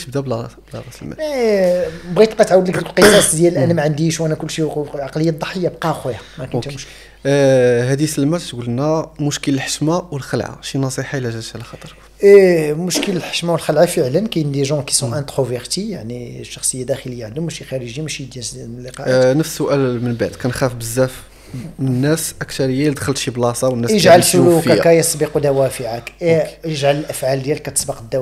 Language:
Arabic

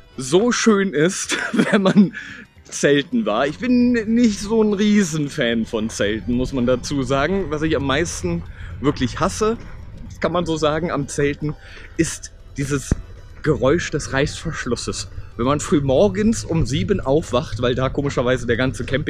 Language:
German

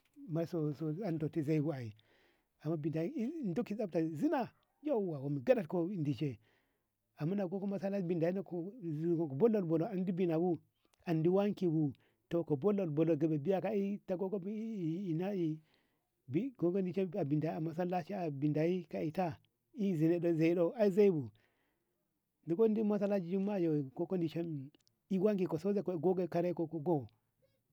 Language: Ngamo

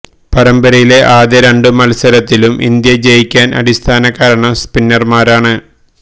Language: Malayalam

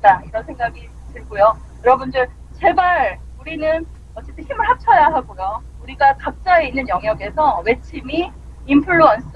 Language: Korean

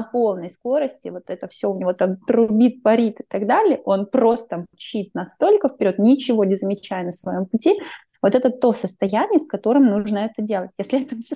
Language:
Russian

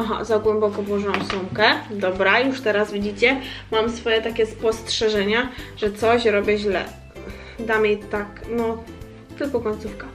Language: Polish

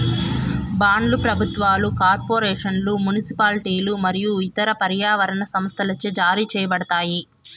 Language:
Telugu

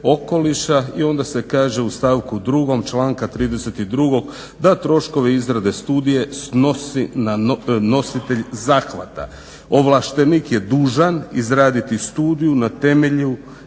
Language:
Croatian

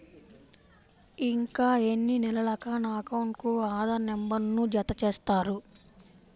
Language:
Telugu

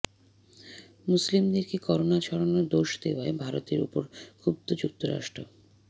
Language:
Bangla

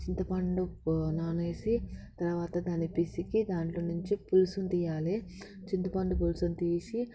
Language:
Telugu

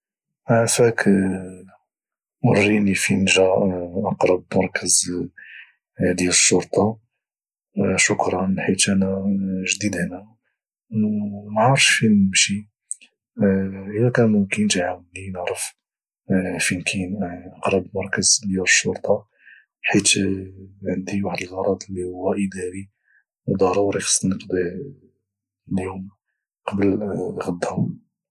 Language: Moroccan Arabic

